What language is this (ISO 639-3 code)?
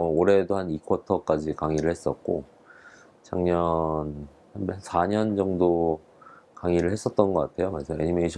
kor